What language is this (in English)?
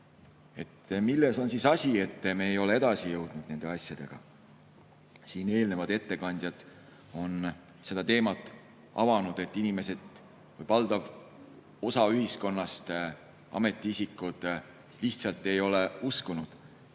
Estonian